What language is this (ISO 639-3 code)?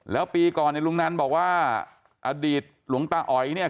tha